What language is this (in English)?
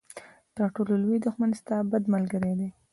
Pashto